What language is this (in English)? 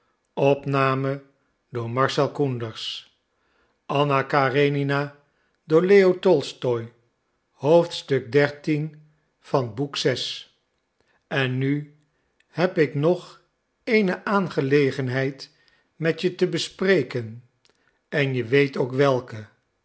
Dutch